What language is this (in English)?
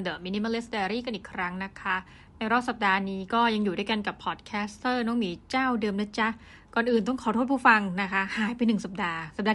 Thai